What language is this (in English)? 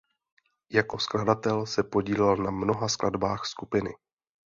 Czech